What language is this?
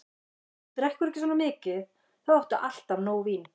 Icelandic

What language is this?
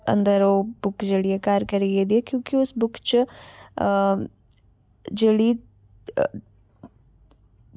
Dogri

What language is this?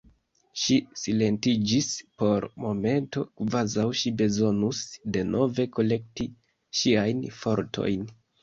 Esperanto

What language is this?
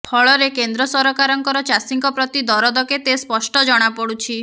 Odia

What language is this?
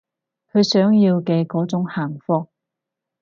Cantonese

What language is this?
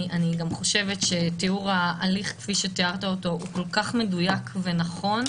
Hebrew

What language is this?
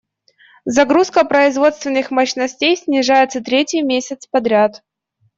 Russian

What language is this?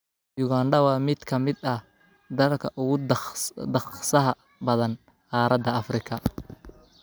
Somali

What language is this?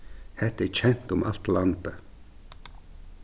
Faroese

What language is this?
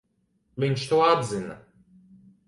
Latvian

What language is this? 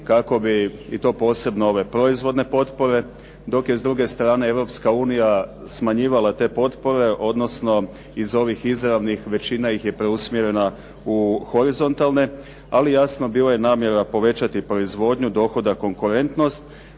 Croatian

